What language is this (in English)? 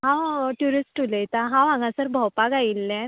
Konkani